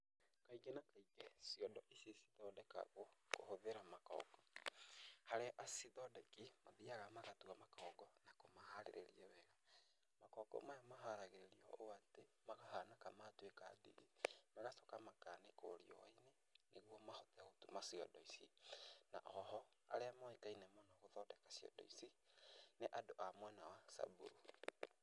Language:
Kikuyu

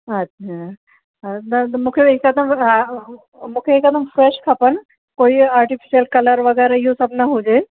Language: Sindhi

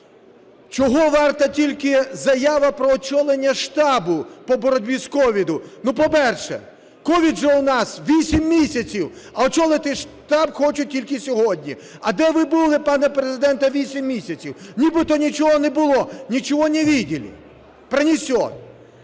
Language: Ukrainian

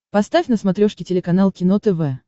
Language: Russian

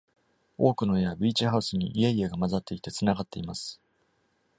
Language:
Japanese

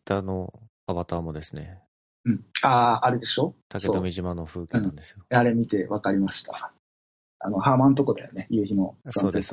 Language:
Japanese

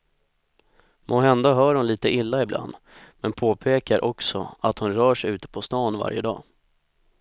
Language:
Swedish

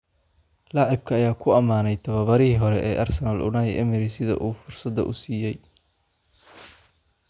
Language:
Somali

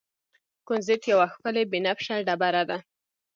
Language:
Pashto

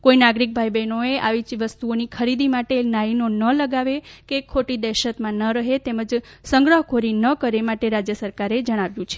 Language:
Gujarati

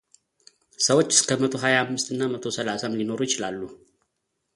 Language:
Amharic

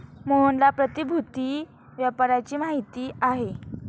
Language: Marathi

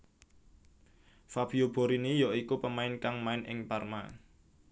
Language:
Javanese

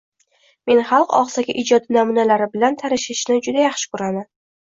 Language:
Uzbek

